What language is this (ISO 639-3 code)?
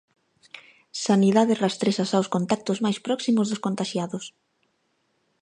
glg